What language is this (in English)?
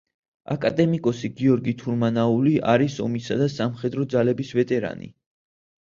Georgian